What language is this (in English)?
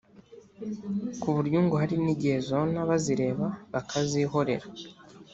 Kinyarwanda